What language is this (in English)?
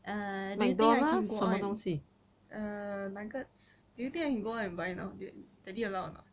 English